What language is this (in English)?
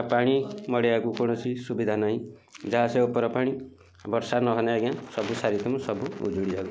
Odia